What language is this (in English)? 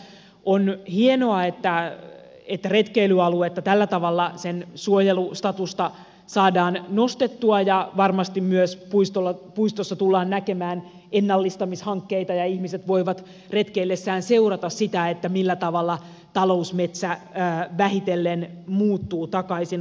Finnish